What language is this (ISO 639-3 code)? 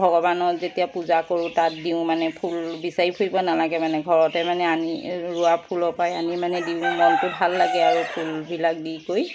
asm